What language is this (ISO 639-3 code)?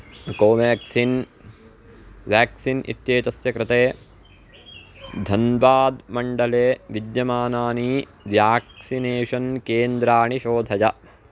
san